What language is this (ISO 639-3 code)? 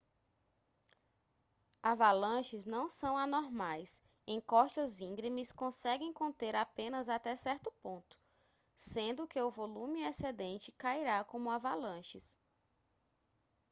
por